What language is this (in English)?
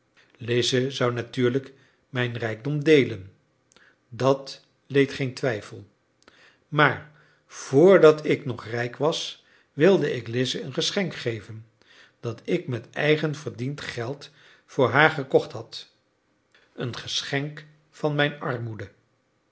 Dutch